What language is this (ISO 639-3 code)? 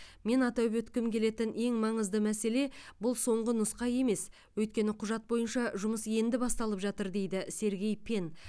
kaz